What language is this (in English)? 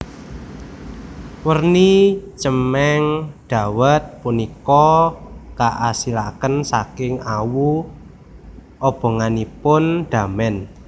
Javanese